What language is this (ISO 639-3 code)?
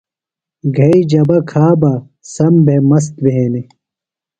phl